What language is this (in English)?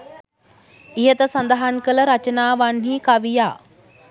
Sinhala